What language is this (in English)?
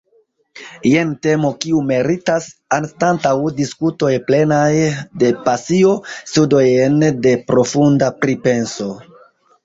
Esperanto